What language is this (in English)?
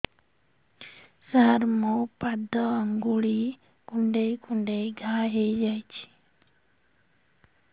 Odia